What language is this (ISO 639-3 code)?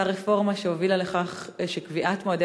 heb